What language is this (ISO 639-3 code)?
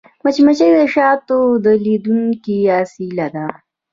pus